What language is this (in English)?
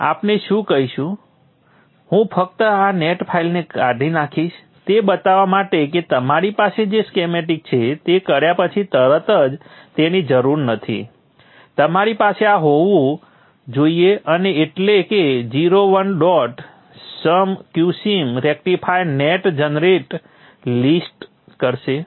Gujarati